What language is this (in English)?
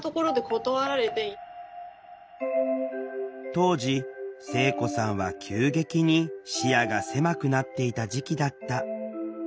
Japanese